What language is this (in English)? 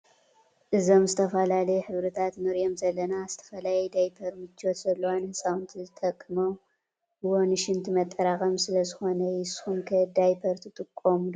Tigrinya